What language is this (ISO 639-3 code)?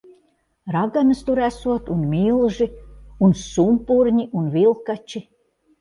lav